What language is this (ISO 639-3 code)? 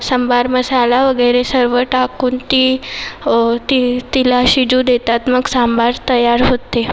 mar